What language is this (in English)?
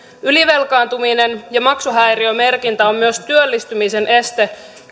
Finnish